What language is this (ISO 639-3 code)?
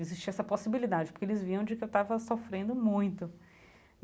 por